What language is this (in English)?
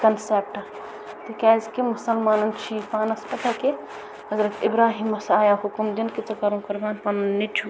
Kashmiri